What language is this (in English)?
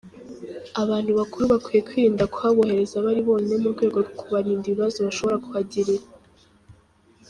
Kinyarwanda